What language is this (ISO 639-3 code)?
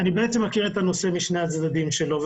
heb